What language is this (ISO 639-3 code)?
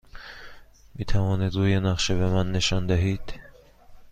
fas